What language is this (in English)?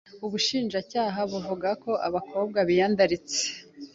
Kinyarwanda